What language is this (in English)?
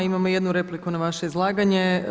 Croatian